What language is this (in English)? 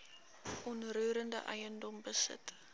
Afrikaans